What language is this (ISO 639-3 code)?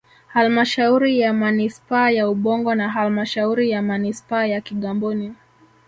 swa